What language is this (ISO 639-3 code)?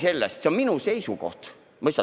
est